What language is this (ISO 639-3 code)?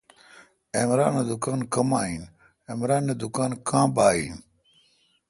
xka